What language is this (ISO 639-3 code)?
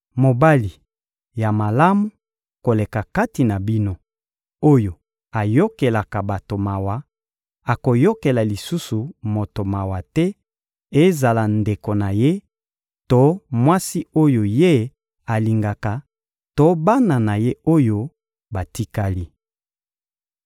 lin